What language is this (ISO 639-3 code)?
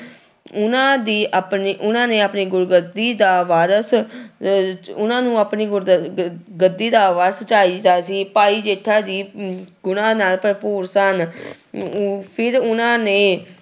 pan